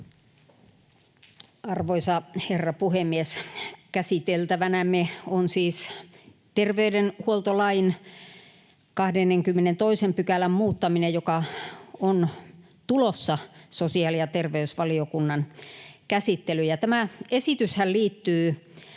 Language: Finnish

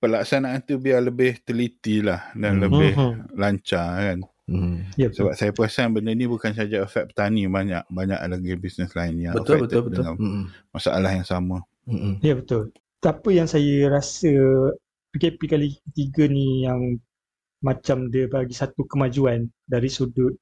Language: Malay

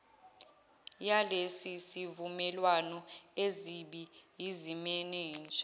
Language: Zulu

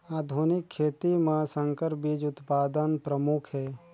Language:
Chhattisgarhi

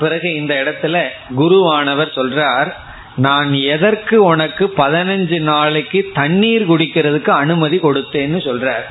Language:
Tamil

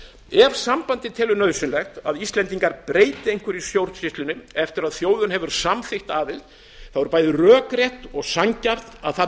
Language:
Icelandic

